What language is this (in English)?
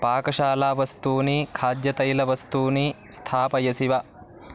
Sanskrit